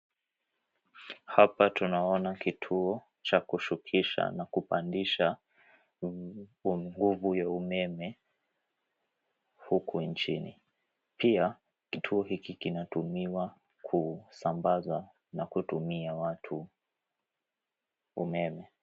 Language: Swahili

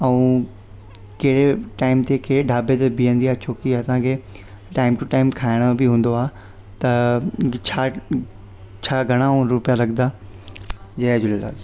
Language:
Sindhi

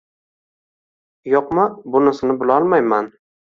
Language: Uzbek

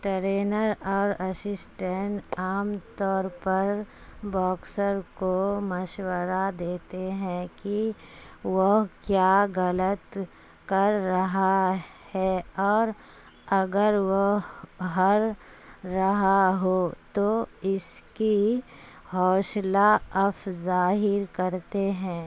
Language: Urdu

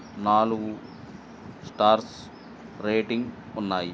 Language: Telugu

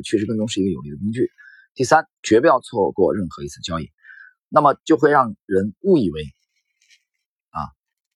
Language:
Chinese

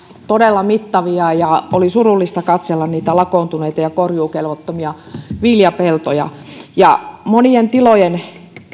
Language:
Finnish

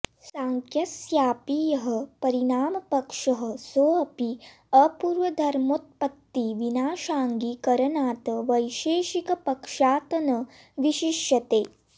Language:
Sanskrit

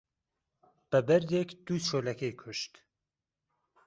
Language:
Central Kurdish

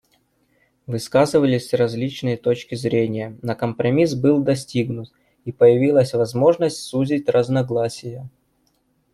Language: Russian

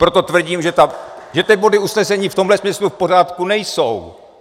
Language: Czech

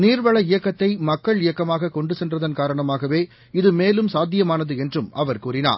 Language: Tamil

